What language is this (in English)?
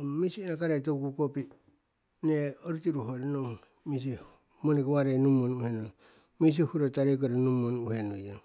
Siwai